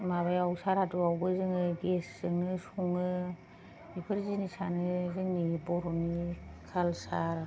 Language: Bodo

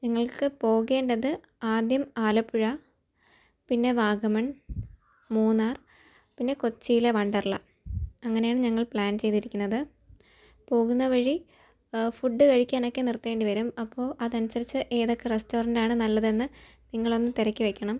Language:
Malayalam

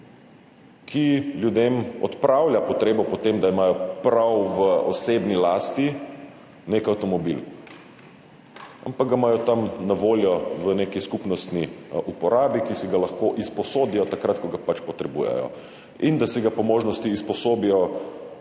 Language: Slovenian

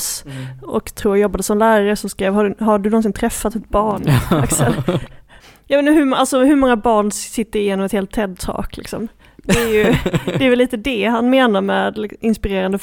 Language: Swedish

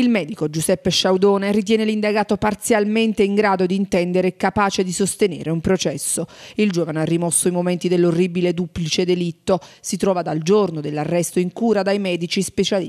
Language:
Italian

